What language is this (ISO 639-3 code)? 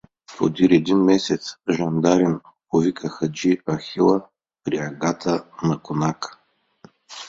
bul